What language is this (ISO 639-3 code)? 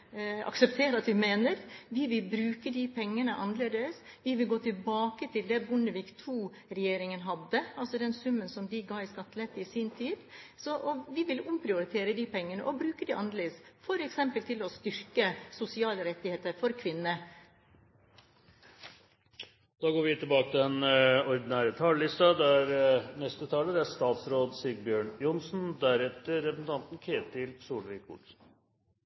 nor